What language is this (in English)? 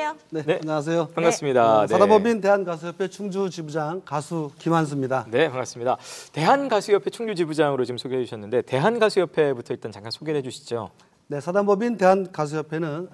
Korean